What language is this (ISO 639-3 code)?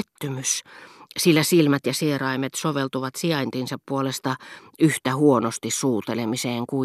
fin